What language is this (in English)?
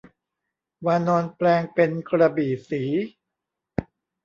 Thai